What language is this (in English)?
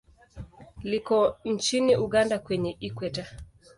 Swahili